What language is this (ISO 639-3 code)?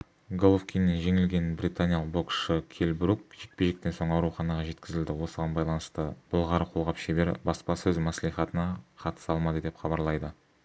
kaz